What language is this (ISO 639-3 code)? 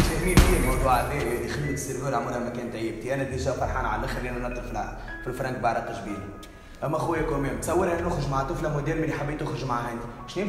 ara